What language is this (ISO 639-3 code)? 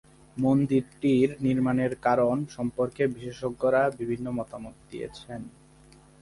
ben